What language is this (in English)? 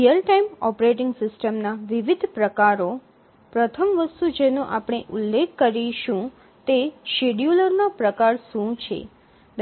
Gujarati